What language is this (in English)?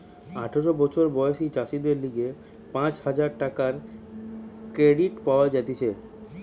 Bangla